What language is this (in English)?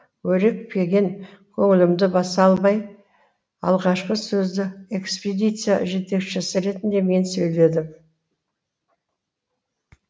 Kazakh